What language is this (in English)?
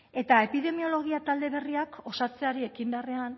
Basque